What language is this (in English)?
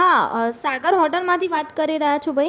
Gujarati